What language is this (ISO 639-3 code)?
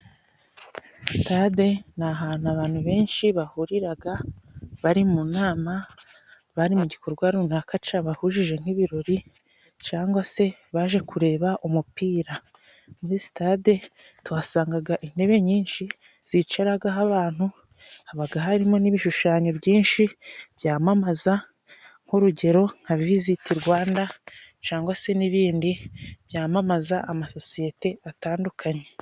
kin